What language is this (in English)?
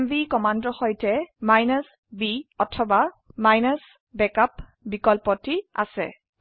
Assamese